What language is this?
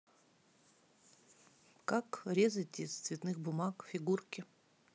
Russian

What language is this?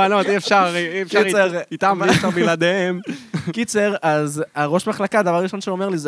Hebrew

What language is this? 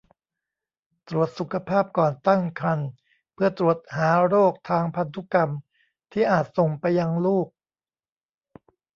Thai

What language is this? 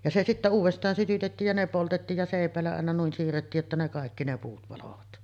Finnish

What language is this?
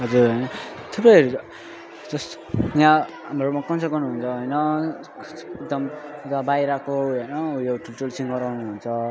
Nepali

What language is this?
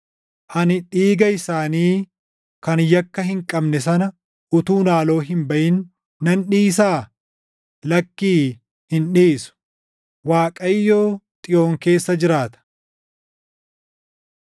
Oromo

